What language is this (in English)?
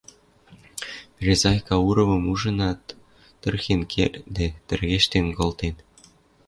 Western Mari